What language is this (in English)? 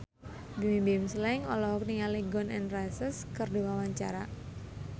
Sundanese